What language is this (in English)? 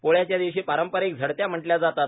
Marathi